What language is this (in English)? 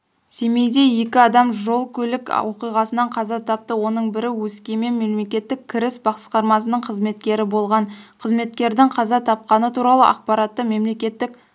Kazakh